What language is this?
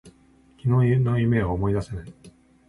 Japanese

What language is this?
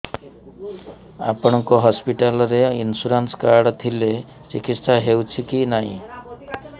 Odia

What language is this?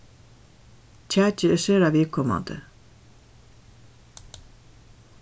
Faroese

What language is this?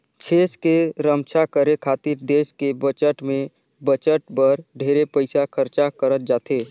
Chhattisgarhi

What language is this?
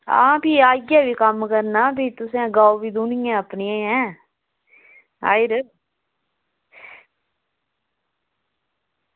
Dogri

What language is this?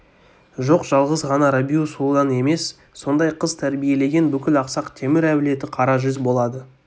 Kazakh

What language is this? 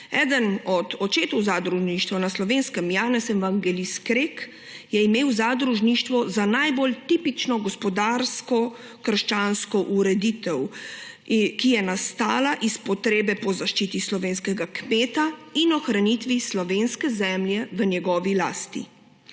Slovenian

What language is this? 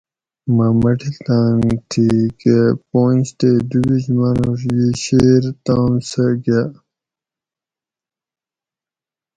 Gawri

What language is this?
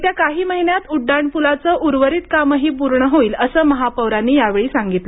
Marathi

